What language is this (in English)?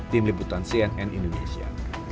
Indonesian